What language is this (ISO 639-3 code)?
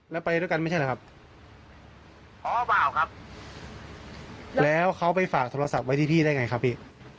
tha